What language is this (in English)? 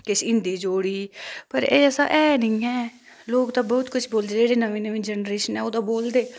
Dogri